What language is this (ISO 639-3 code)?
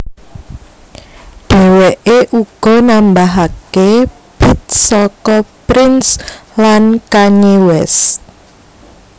jav